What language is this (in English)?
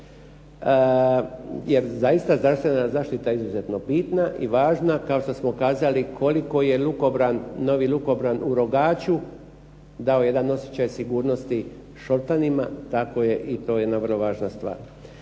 Croatian